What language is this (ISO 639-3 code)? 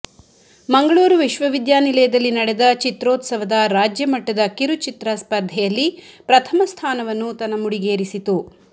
kan